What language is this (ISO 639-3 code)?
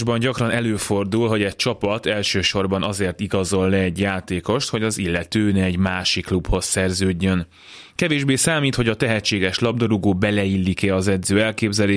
hun